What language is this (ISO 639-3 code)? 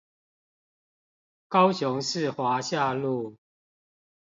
zho